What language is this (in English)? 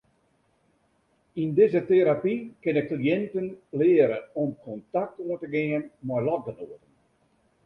Western Frisian